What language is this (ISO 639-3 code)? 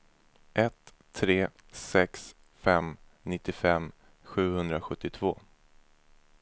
swe